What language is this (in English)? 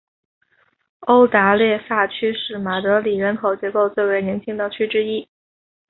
Chinese